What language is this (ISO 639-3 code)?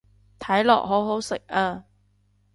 yue